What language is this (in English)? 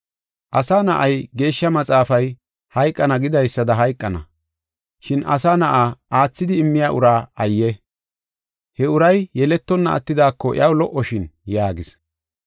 Gofa